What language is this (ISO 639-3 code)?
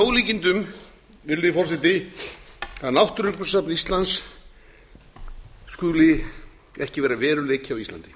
isl